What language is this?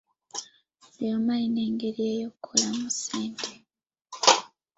Ganda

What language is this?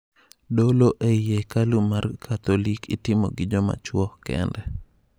Luo (Kenya and Tanzania)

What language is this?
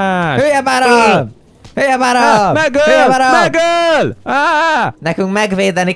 Hungarian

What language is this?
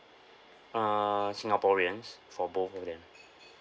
English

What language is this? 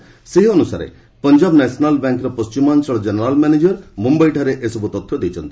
Odia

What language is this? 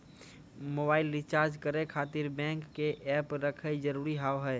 Maithili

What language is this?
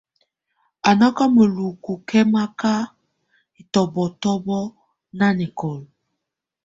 Tunen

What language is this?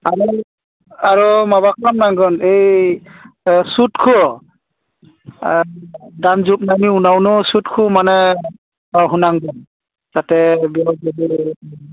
Bodo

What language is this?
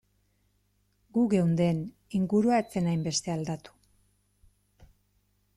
Basque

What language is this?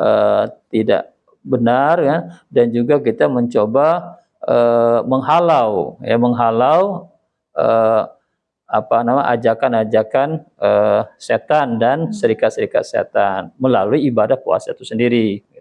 Indonesian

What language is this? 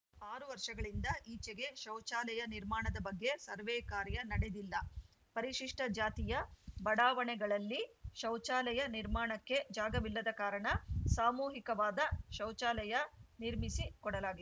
Kannada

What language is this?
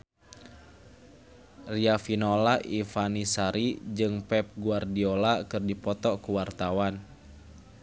Sundanese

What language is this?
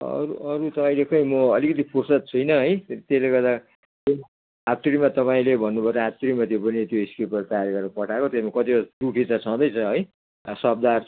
Nepali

